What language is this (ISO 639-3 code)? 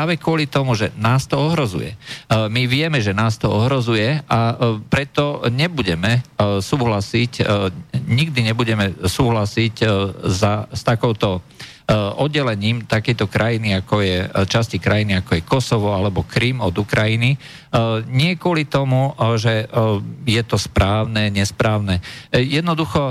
slk